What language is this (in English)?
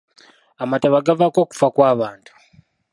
Ganda